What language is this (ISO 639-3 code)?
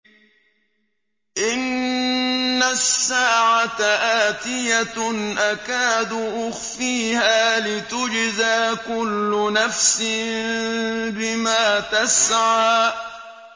ara